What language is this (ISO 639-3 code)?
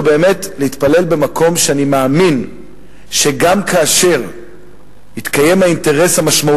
heb